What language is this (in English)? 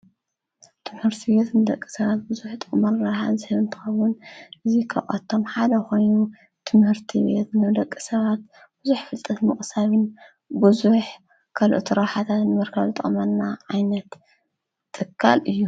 Tigrinya